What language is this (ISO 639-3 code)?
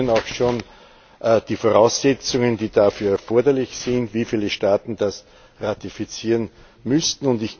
deu